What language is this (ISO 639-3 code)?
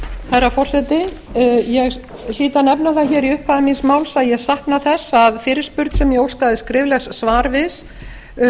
isl